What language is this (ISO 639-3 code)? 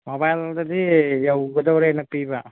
mni